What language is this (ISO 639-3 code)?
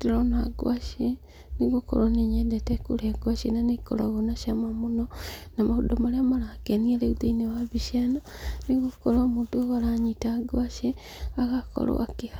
kik